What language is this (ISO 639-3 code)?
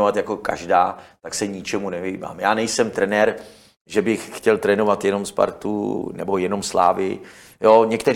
ces